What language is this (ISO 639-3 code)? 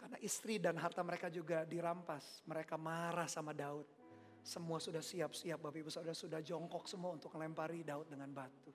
ind